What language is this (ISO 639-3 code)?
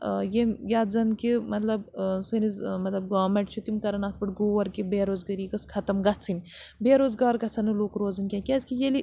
kas